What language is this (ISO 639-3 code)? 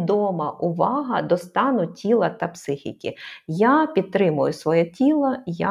ukr